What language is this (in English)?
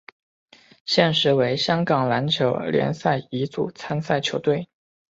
Chinese